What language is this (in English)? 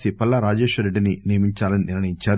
Telugu